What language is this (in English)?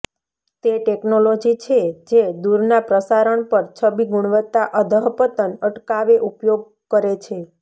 Gujarati